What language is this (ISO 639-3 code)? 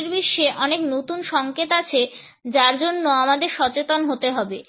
ben